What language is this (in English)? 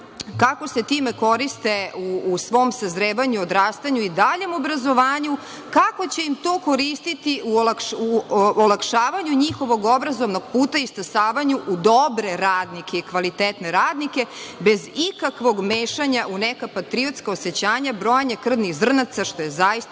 Serbian